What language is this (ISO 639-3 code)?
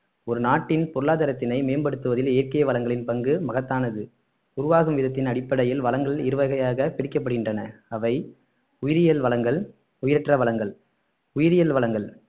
tam